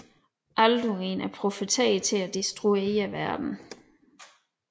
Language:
Danish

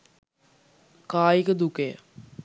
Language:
Sinhala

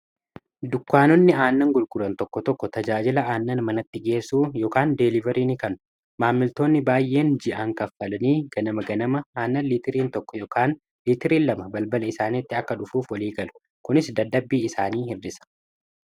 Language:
Oromo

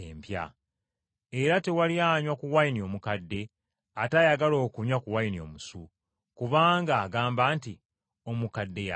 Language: Ganda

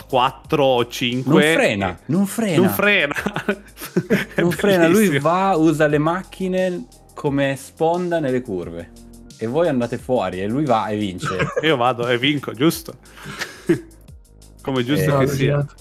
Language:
Italian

